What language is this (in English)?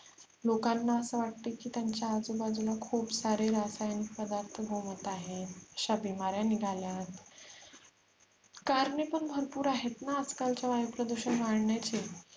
Marathi